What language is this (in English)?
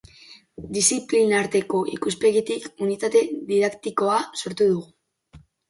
Basque